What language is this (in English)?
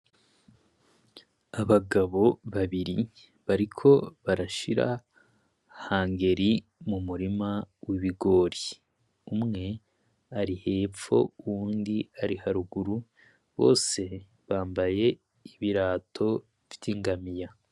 Rundi